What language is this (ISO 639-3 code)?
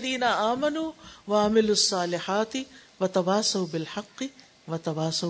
urd